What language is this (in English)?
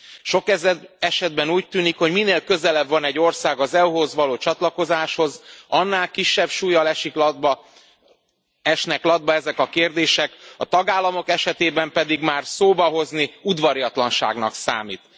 Hungarian